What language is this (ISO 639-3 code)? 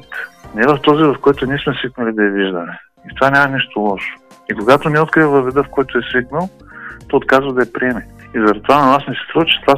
bul